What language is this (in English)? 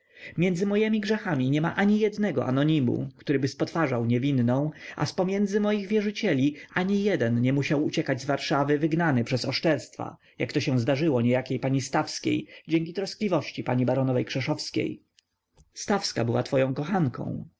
Polish